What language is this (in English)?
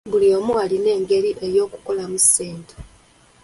Ganda